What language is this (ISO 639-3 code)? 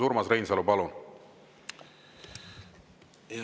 est